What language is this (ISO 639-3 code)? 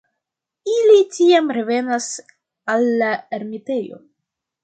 epo